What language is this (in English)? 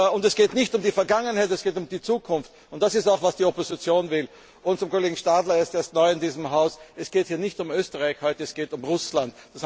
German